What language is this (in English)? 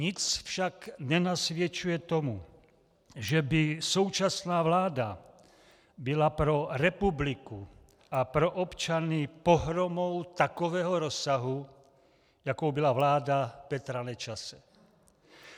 Czech